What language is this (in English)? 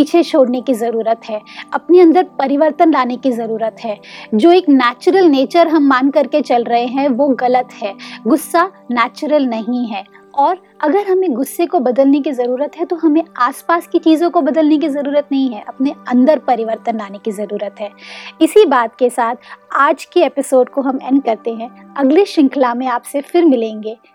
Hindi